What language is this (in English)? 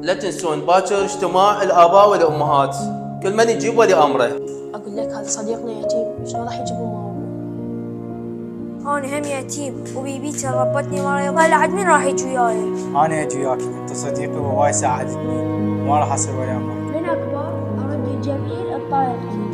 Arabic